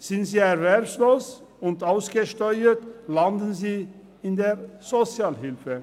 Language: Swiss German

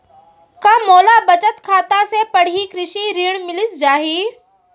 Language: Chhattisgarhi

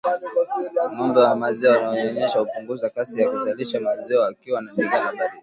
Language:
Swahili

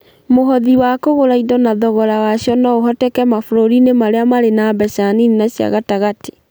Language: Kikuyu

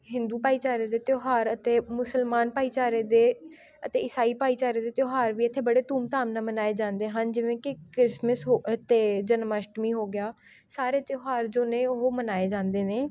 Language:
Punjabi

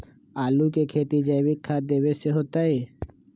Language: Magahi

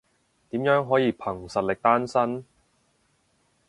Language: Cantonese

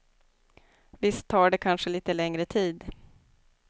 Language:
Swedish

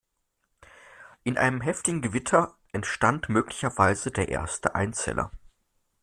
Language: German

